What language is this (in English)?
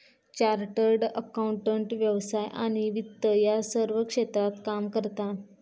Marathi